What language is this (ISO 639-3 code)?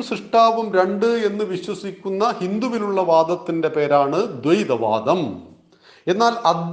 mal